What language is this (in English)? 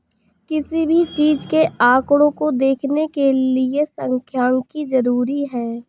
Hindi